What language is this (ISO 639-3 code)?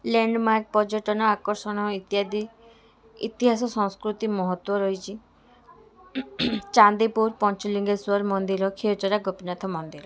ori